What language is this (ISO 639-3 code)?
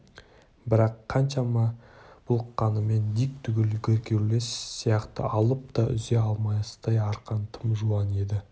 kaz